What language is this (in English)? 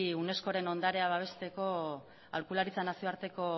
Basque